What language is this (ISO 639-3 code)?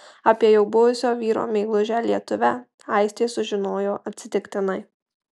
lit